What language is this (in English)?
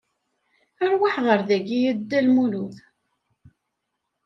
Kabyle